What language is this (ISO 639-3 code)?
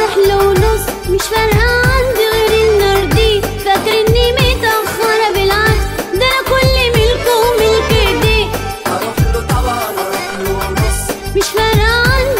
ara